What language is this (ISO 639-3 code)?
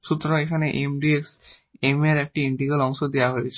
ben